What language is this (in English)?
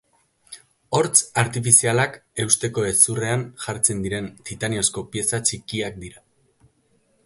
Basque